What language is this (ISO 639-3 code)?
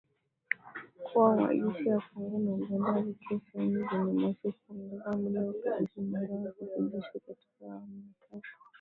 swa